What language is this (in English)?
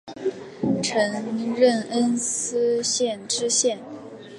Chinese